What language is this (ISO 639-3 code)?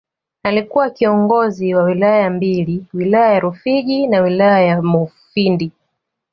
swa